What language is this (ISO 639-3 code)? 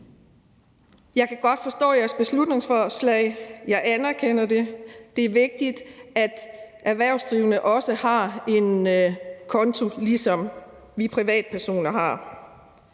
dan